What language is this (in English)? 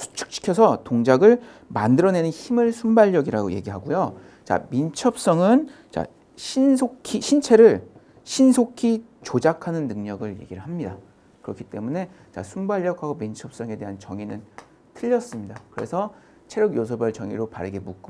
Korean